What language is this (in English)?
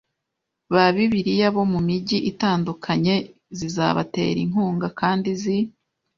Kinyarwanda